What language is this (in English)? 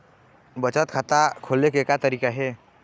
Chhattisgarhi